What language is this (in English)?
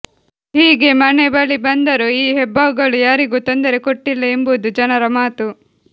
Kannada